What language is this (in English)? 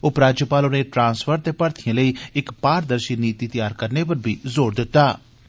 Dogri